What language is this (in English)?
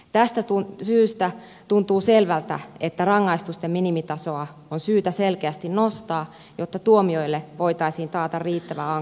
Finnish